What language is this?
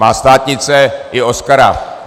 Czech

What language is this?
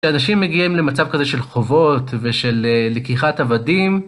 Hebrew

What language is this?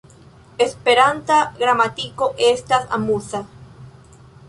Esperanto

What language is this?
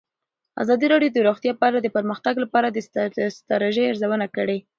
Pashto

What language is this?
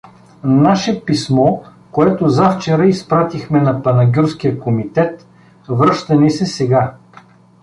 Bulgarian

